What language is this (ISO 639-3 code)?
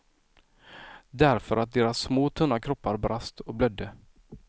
swe